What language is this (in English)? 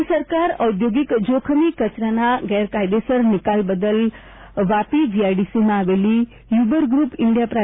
Gujarati